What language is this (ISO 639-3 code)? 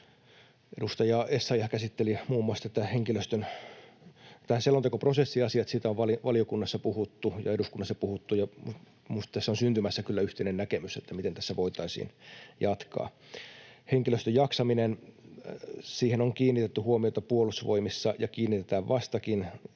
fin